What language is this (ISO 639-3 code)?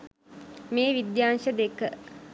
sin